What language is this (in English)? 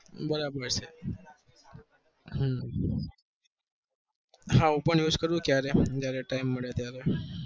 Gujarati